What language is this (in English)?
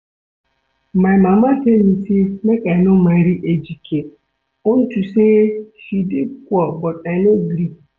Nigerian Pidgin